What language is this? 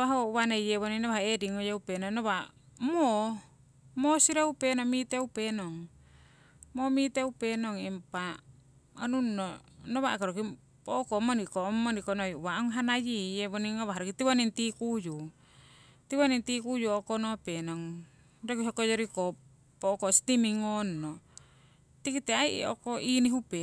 Siwai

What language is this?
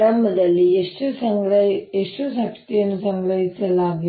Kannada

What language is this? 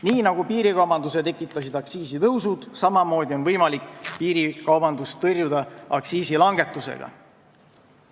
Estonian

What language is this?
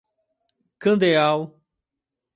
Portuguese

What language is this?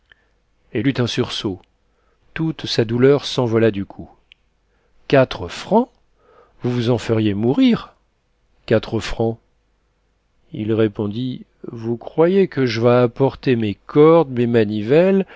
French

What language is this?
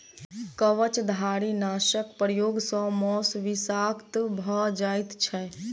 Maithili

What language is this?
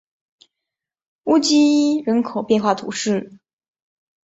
Chinese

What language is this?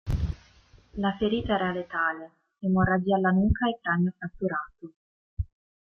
Italian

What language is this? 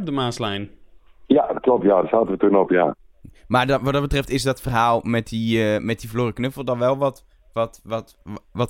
Dutch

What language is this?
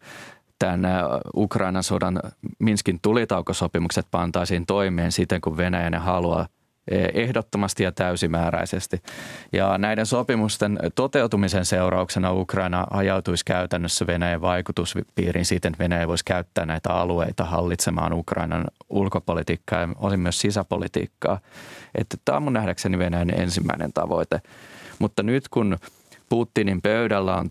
Finnish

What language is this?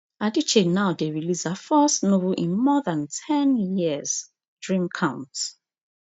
Nigerian Pidgin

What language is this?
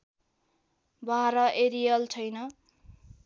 Nepali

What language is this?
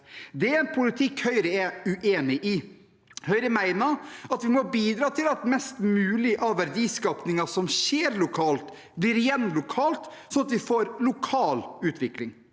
Norwegian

